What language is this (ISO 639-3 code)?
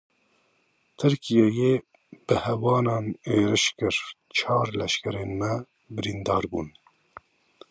kur